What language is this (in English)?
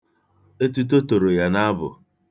Igbo